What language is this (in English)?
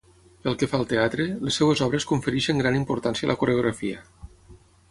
Catalan